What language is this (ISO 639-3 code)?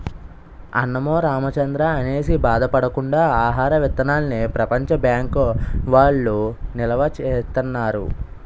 tel